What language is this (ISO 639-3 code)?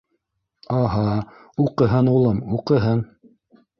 bak